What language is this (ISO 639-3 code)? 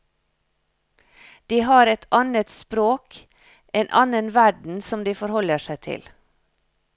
nor